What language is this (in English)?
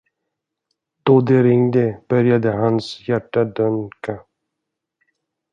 Swedish